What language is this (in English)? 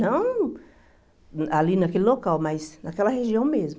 Portuguese